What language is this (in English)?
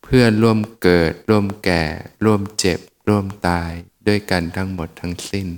Thai